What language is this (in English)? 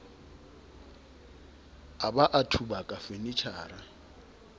Southern Sotho